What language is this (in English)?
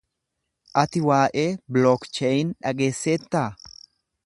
Oromo